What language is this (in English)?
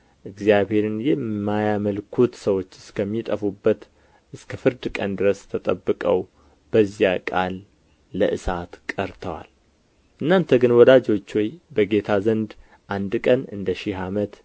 Amharic